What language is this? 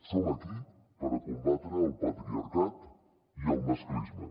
Catalan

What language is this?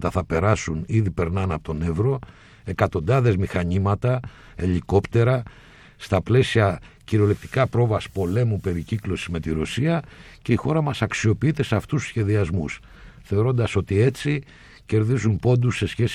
Greek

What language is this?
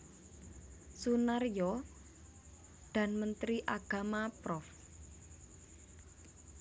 Javanese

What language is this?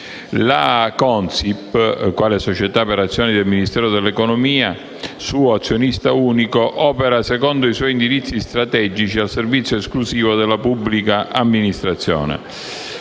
Italian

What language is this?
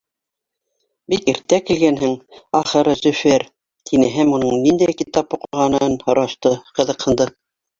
Bashkir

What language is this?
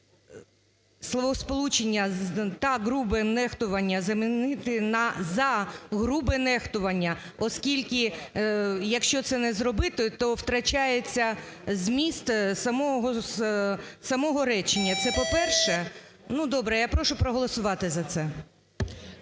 Ukrainian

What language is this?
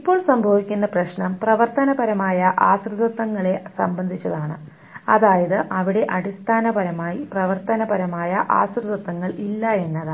Malayalam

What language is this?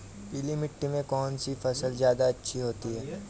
Hindi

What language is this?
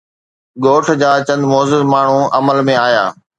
Sindhi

